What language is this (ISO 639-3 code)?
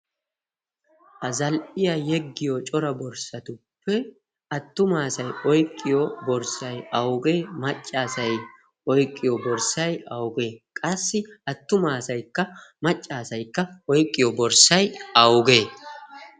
wal